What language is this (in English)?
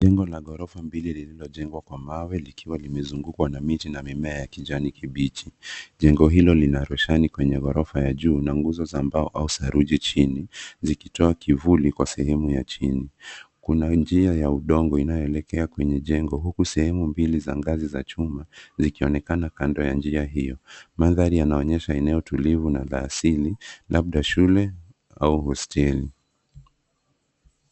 Swahili